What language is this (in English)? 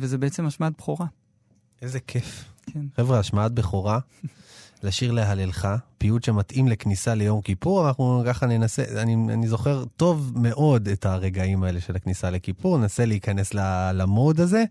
Hebrew